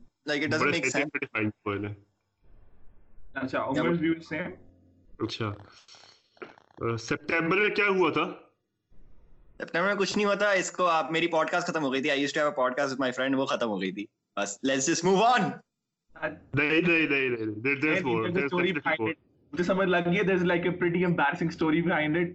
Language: Urdu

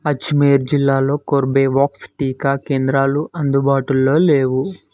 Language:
Telugu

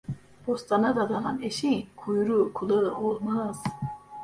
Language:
Turkish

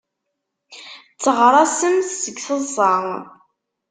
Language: Kabyle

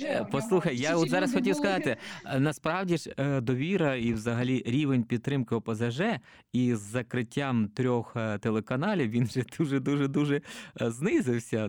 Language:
Ukrainian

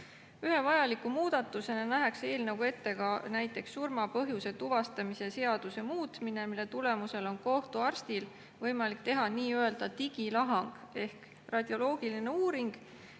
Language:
Estonian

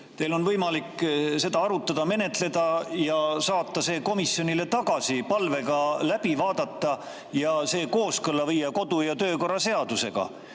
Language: Estonian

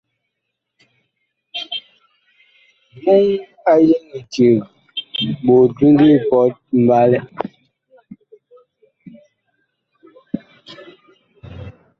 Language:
Bakoko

